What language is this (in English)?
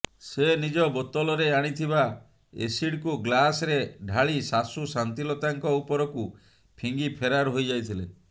Odia